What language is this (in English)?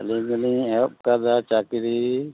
Santali